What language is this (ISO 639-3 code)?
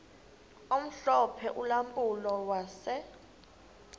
xho